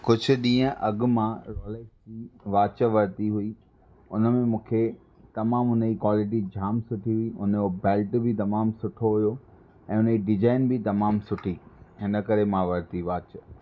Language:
Sindhi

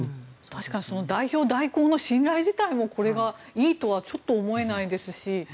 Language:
Japanese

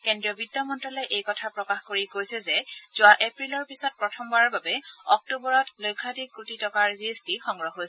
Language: Assamese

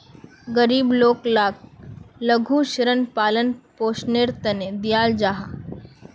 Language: Magahi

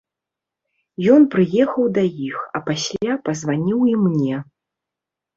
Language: Belarusian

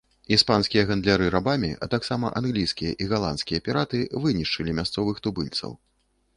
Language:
Belarusian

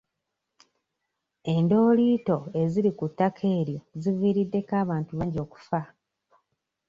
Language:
Ganda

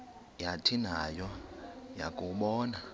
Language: Xhosa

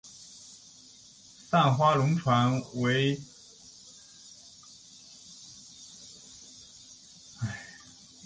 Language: Chinese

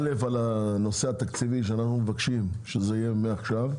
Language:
Hebrew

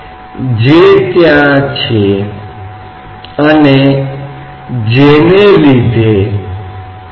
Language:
Hindi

